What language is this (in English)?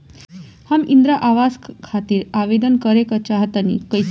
Bhojpuri